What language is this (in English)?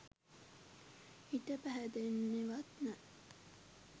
Sinhala